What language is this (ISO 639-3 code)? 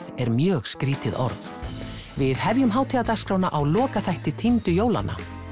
isl